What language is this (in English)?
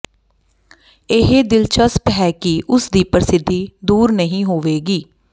Punjabi